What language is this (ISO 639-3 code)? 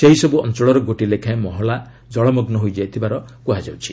ori